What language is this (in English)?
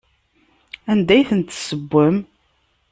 Kabyle